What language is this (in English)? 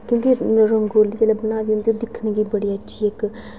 Dogri